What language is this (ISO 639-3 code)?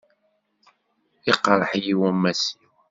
kab